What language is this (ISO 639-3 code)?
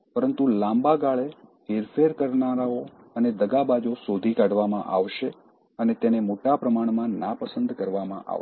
guj